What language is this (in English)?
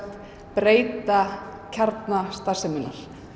Icelandic